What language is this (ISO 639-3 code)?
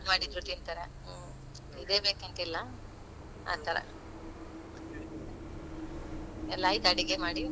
kan